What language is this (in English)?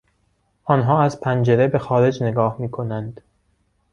Persian